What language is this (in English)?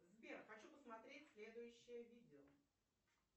Russian